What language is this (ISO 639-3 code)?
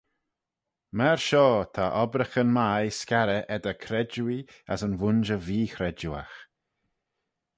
glv